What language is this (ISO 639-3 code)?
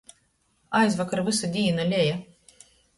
ltg